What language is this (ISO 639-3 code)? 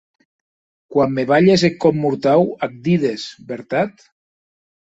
oci